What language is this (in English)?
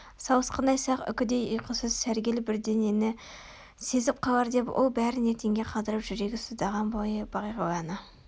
Kazakh